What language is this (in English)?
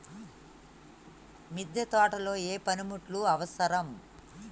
Telugu